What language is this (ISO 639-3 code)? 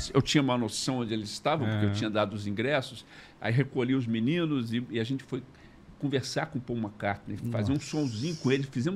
por